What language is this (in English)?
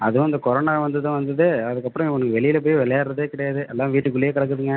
Tamil